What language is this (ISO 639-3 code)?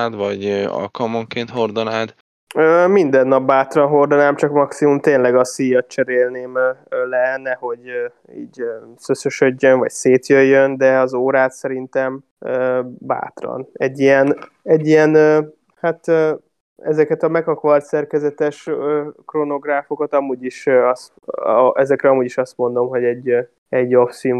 hun